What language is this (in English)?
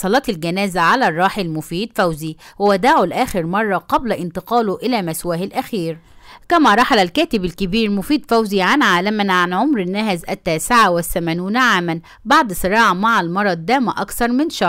Arabic